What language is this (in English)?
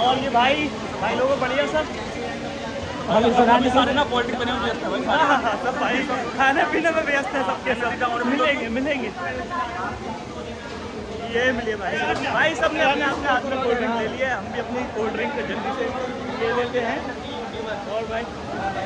Hindi